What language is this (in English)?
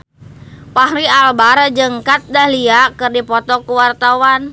Sundanese